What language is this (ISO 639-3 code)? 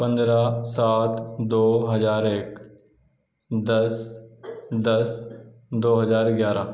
urd